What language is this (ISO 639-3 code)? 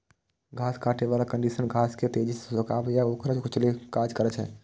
mai